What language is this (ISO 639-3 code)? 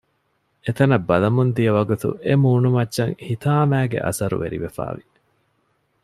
div